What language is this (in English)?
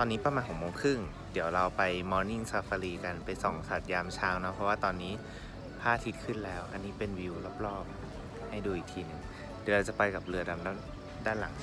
Thai